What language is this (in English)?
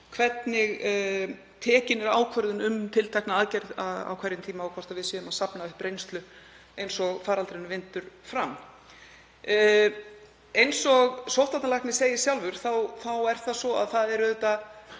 Icelandic